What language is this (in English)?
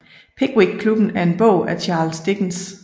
Danish